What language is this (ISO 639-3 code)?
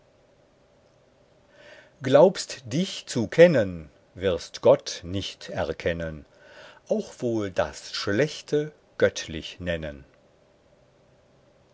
deu